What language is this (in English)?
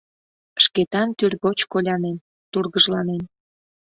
Mari